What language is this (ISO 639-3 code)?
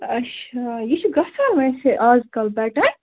kas